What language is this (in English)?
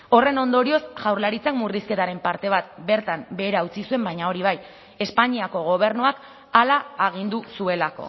Basque